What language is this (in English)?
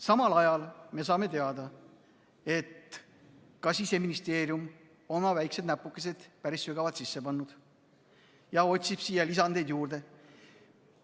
Estonian